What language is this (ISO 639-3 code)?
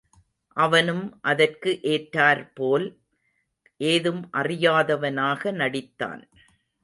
tam